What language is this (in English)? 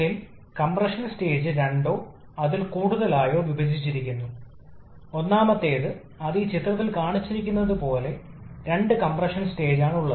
Malayalam